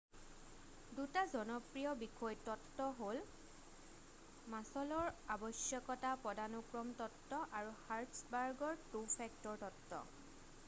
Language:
Assamese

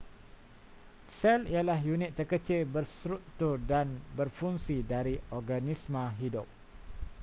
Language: Malay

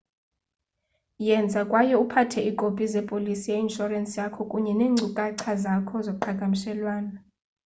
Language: Xhosa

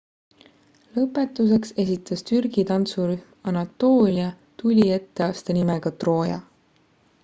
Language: Estonian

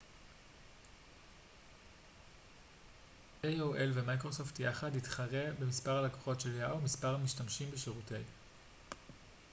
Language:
Hebrew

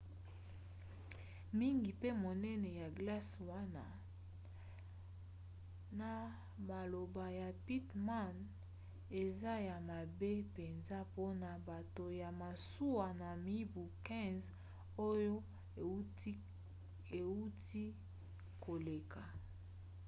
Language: Lingala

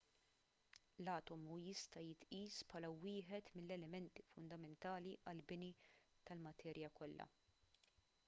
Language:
Maltese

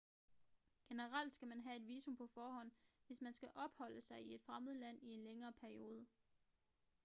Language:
Danish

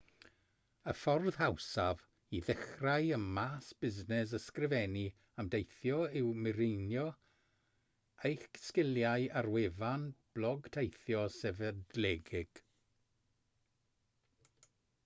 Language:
Welsh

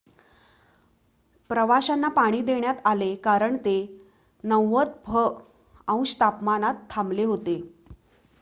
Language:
Marathi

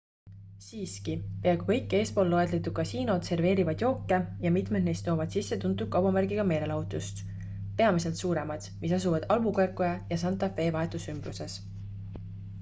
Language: Estonian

